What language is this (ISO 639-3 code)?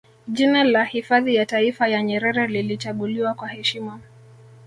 swa